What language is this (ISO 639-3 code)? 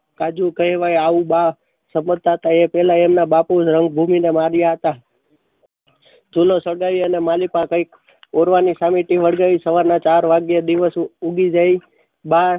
guj